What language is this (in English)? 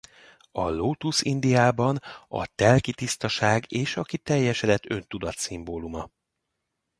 Hungarian